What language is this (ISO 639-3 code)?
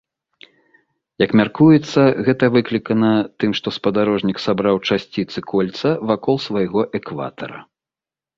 bel